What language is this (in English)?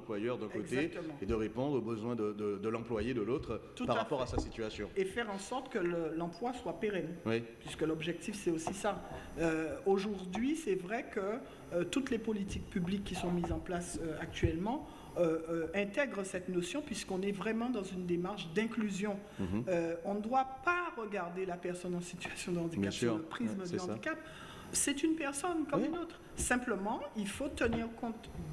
French